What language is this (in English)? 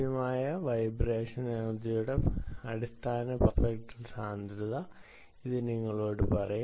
Malayalam